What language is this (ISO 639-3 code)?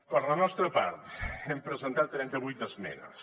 cat